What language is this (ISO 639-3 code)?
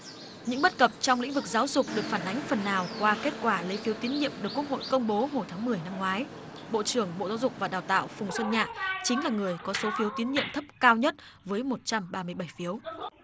vie